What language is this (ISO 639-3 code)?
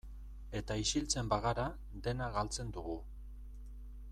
eus